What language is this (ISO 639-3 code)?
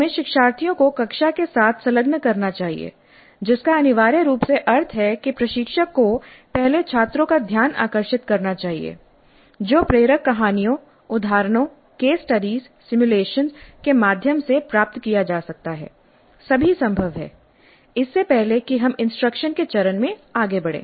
hin